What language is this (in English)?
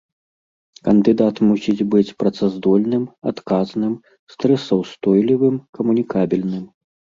Belarusian